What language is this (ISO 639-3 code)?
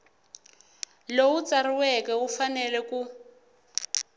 tso